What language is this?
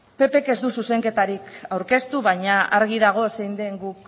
Basque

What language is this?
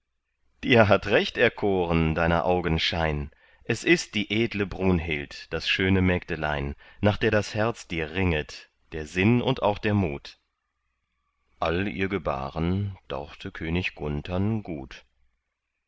German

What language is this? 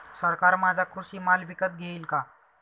Marathi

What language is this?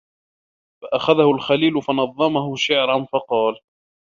Arabic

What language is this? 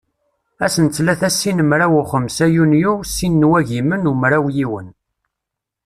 Kabyle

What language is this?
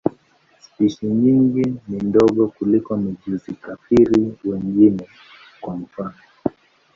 Swahili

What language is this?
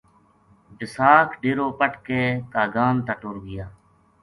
Gujari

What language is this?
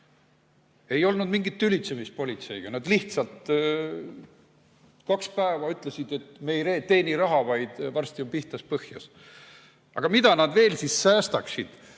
Estonian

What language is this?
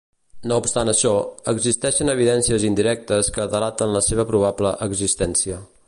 Catalan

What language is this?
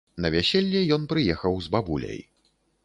Belarusian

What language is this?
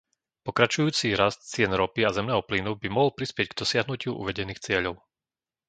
Slovak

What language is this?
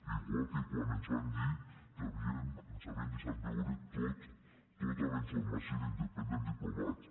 Catalan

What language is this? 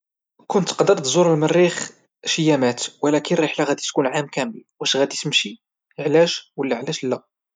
Moroccan Arabic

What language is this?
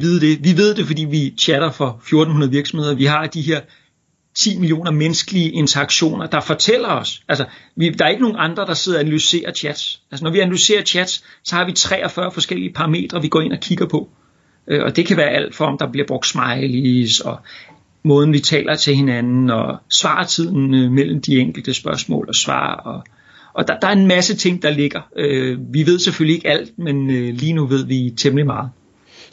Danish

